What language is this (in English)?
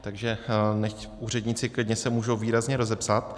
Czech